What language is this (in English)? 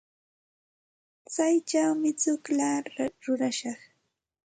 Santa Ana de Tusi Pasco Quechua